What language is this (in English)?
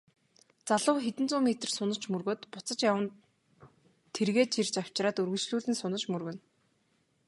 Mongolian